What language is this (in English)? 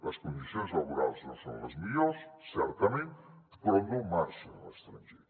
Catalan